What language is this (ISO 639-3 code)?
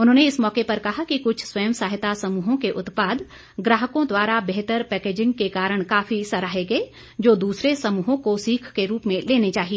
hin